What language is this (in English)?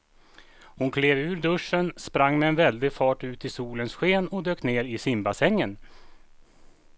Swedish